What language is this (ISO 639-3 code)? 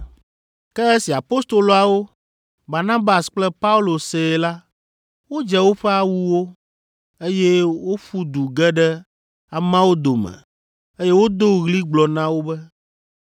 ewe